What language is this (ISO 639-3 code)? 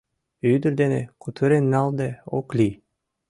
chm